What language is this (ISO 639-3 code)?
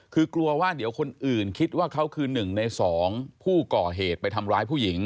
tha